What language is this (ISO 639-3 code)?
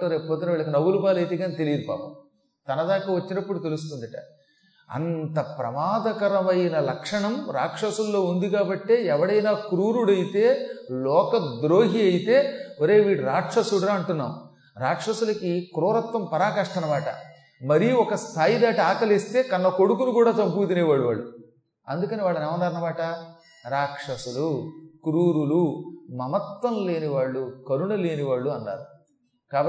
tel